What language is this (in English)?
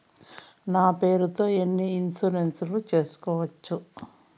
Telugu